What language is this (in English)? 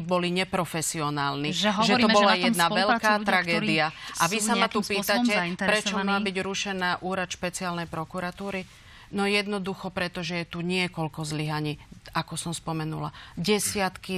Slovak